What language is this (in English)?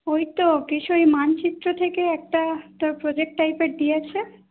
Bangla